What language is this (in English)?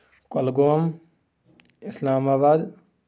Kashmiri